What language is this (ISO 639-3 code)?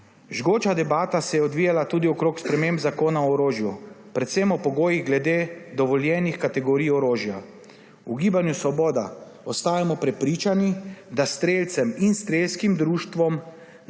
slv